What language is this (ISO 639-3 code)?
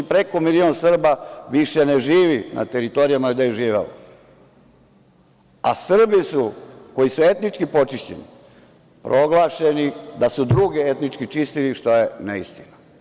srp